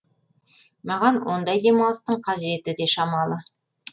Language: Kazakh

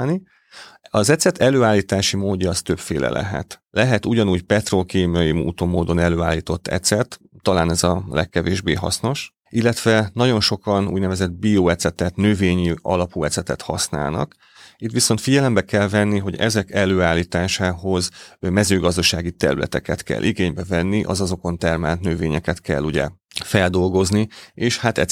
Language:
Hungarian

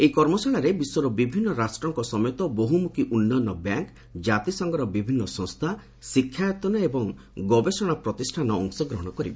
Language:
Odia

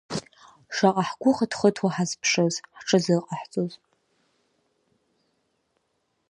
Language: Abkhazian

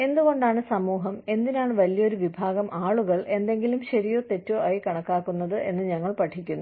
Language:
Malayalam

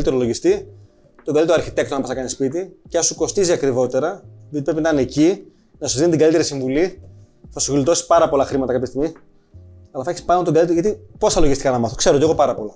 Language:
Greek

